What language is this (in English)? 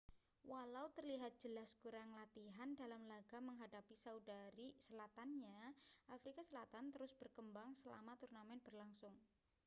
Indonesian